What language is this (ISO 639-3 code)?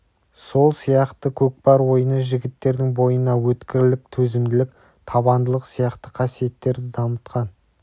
kaz